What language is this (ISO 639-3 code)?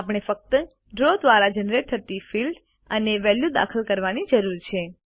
guj